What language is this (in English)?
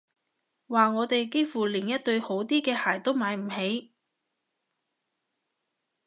Cantonese